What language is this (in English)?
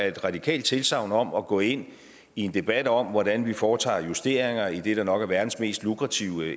Danish